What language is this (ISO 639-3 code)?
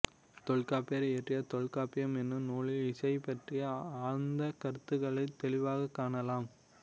tam